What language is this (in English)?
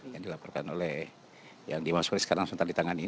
Indonesian